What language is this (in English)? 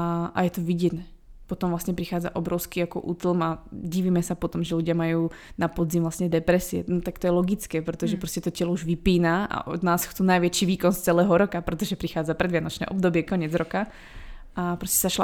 Czech